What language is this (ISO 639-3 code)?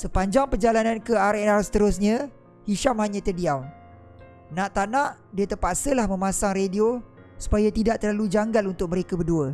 msa